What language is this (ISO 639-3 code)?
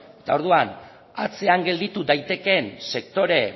eus